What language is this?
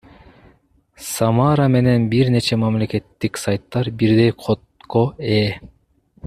Kyrgyz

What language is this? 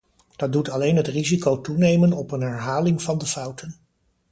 Dutch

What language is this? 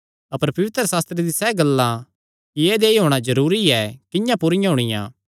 Kangri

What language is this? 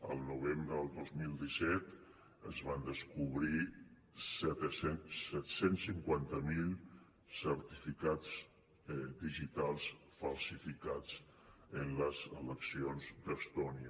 Catalan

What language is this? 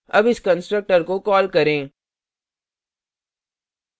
Hindi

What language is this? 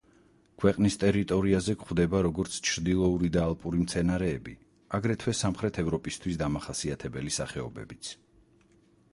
Georgian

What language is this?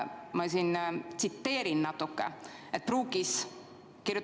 Estonian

